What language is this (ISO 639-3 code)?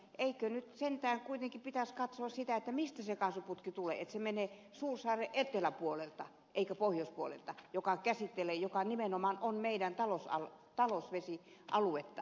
fin